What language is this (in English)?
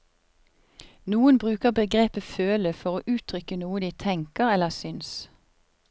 Norwegian